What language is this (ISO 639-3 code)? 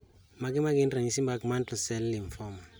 luo